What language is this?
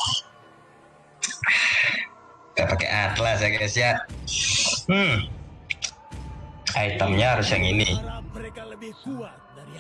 Indonesian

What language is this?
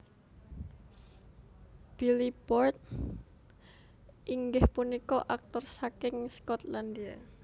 Javanese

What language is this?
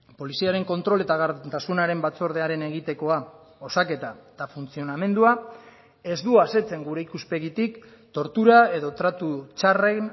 Basque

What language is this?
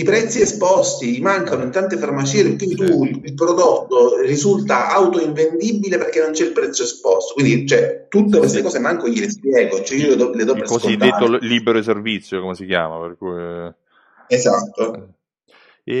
Italian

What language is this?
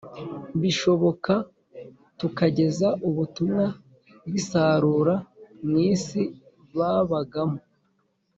Kinyarwanda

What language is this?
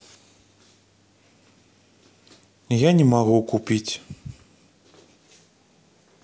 Russian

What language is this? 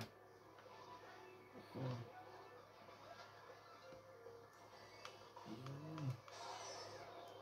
Swedish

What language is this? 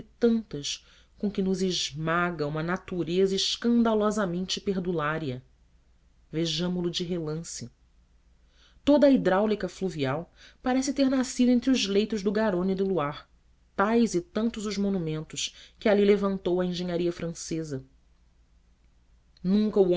Portuguese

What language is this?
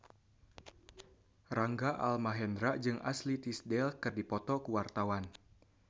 Sundanese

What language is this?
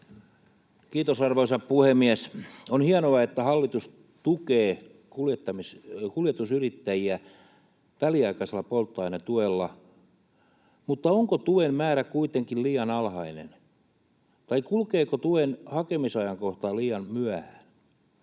Finnish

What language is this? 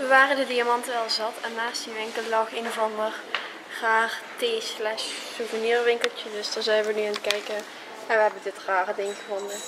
Dutch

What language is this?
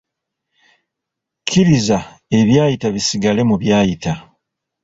Ganda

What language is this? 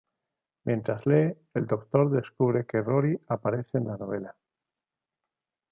Spanish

